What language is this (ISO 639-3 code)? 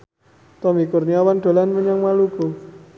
jav